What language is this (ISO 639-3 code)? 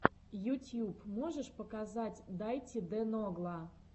rus